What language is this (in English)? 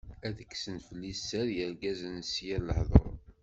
Kabyle